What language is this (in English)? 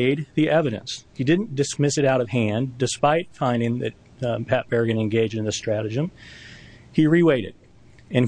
English